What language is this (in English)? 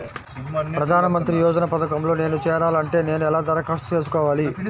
Telugu